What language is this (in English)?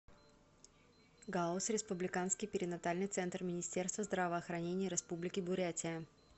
Russian